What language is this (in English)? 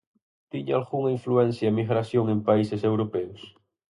Galician